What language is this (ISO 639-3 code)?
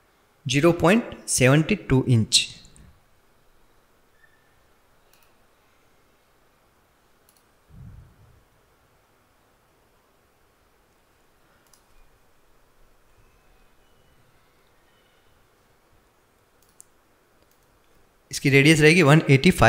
hin